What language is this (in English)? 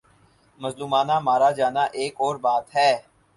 Urdu